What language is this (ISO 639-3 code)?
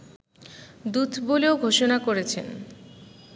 ben